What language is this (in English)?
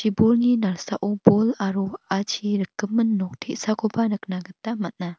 Garo